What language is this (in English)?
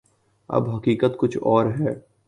Urdu